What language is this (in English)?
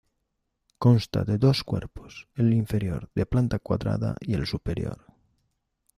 Spanish